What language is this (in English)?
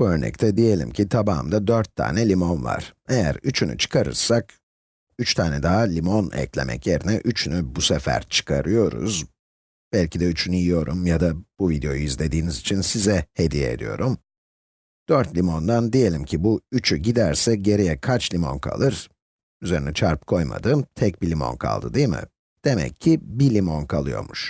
Turkish